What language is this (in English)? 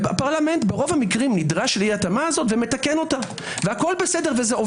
Hebrew